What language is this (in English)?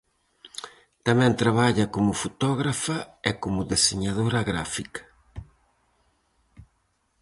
Galician